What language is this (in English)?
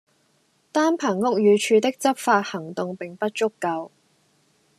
Cantonese